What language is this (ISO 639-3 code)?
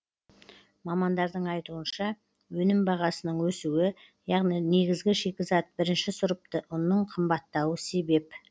kaz